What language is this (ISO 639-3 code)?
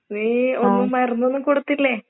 mal